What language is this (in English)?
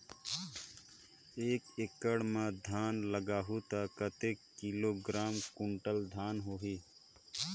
Chhattisgarhi